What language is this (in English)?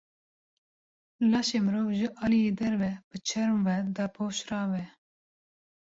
Kurdish